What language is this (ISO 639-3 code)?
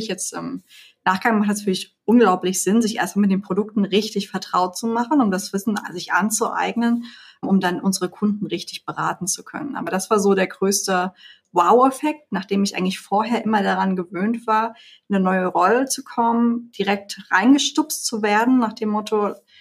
deu